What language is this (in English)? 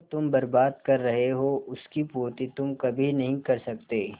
Hindi